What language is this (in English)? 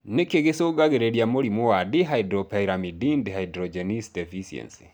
Kikuyu